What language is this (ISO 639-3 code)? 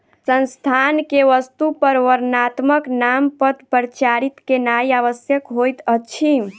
mai